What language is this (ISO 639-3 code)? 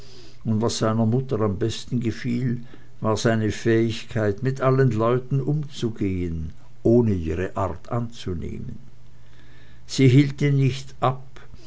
deu